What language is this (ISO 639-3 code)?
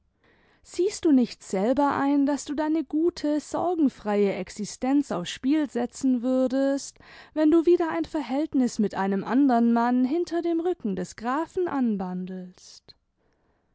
deu